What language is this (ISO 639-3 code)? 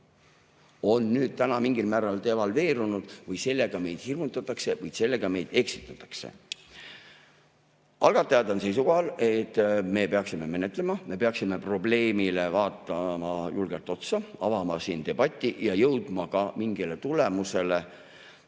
est